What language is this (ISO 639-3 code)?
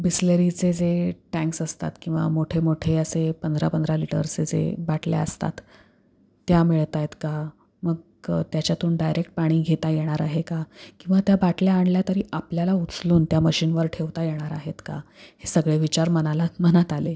mar